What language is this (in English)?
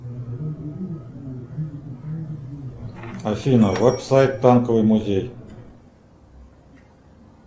Russian